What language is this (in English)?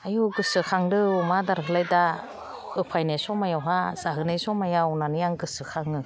Bodo